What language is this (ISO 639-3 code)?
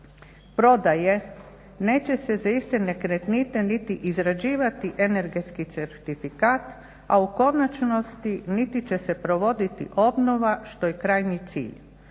hrv